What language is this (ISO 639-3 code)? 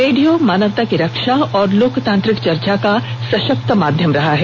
hin